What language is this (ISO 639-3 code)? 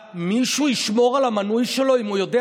heb